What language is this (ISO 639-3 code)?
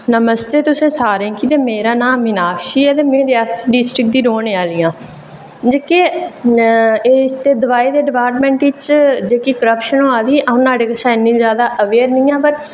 doi